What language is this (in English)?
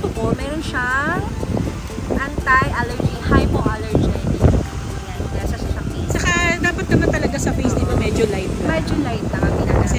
Filipino